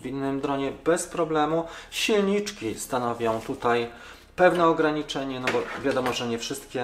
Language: Polish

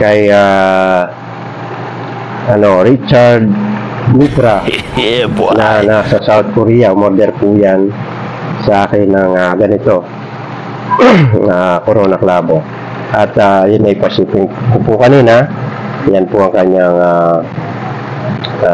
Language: Filipino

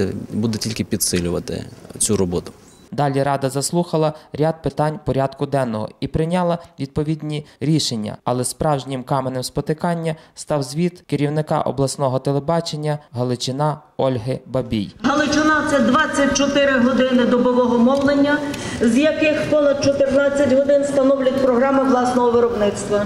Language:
Ukrainian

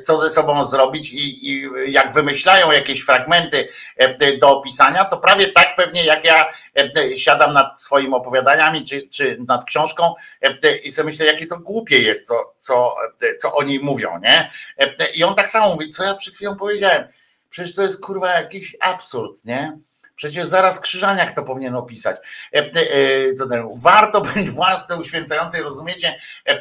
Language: Polish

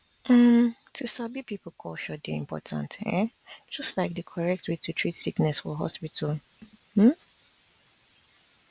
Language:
Nigerian Pidgin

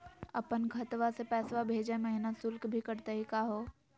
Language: Magahi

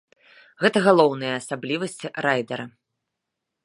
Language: Belarusian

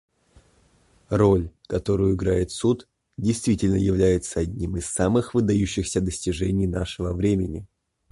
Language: Russian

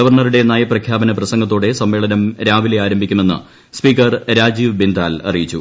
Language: Malayalam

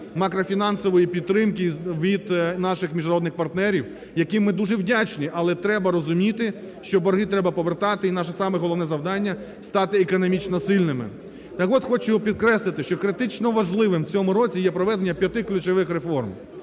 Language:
Ukrainian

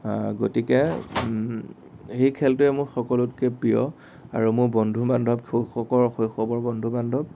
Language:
Assamese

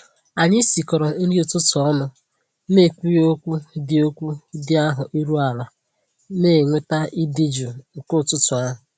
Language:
Igbo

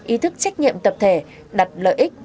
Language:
Vietnamese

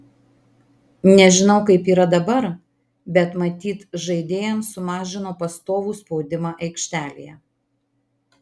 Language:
Lithuanian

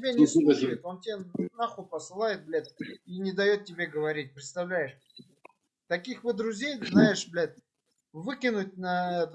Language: Russian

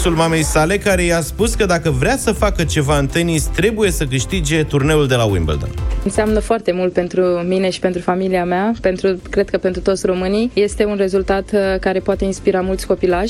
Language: Romanian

